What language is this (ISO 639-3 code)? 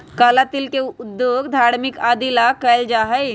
mag